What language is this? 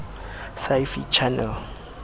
Southern Sotho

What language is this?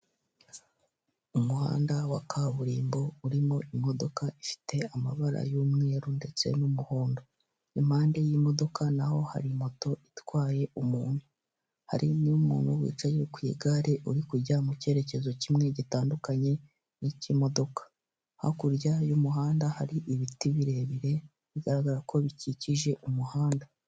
Kinyarwanda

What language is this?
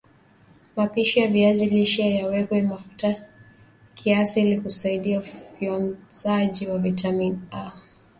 Swahili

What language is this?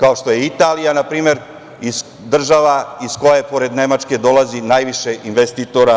Serbian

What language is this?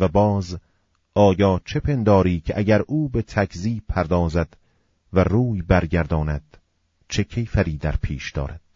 Persian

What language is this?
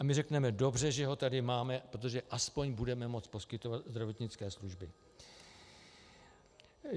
Czech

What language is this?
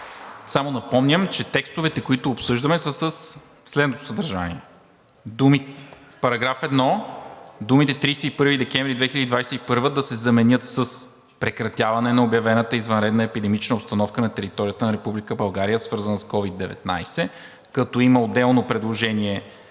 Bulgarian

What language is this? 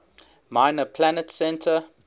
English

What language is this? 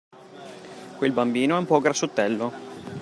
Italian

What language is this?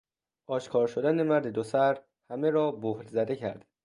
Persian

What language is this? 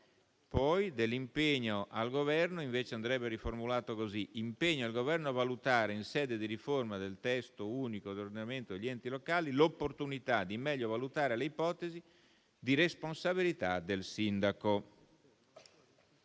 Italian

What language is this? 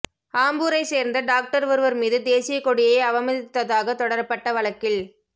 Tamil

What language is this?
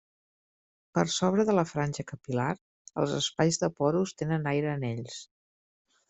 Catalan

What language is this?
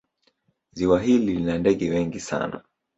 Swahili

